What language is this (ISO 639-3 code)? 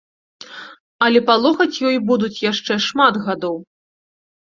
bel